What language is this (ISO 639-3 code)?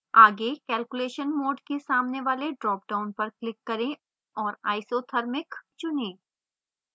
hin